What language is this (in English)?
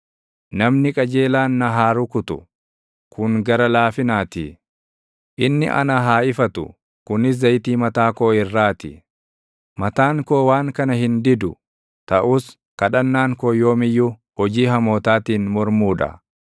Oromo